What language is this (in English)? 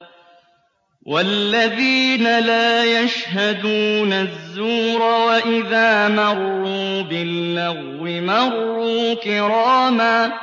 Arabic